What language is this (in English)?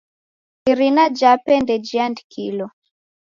Taita